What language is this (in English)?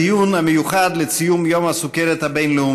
Hebrew